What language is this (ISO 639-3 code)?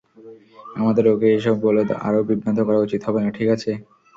ben